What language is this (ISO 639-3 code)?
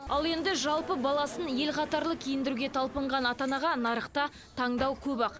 kaz